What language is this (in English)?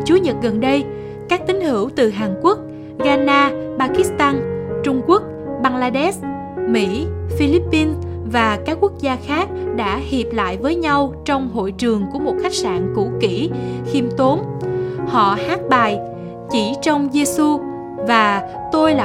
Vietnamese